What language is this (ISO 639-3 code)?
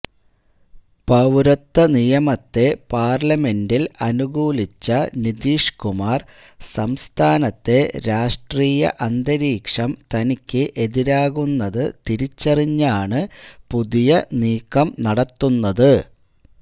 mal